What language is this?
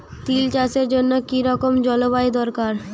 Bangla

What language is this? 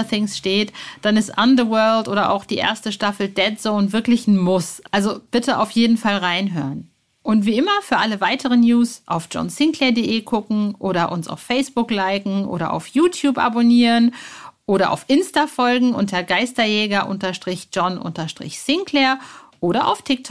German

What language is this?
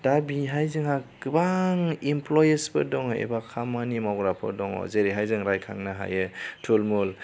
Bodo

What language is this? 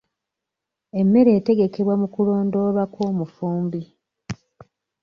Ganda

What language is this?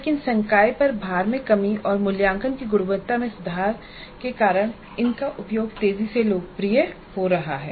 Hindi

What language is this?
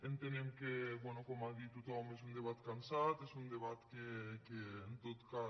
Catalan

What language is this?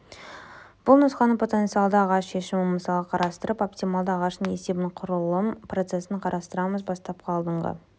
Kazakh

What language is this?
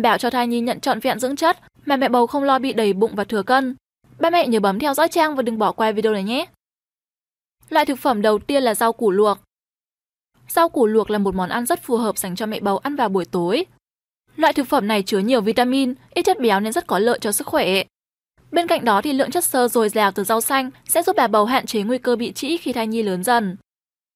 Vietnamese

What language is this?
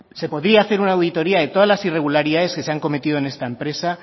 Spanish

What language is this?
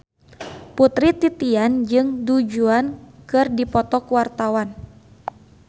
Sundanese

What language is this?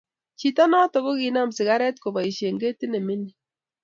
Kalenjin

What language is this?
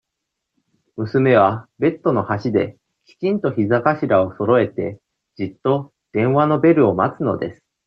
Japanese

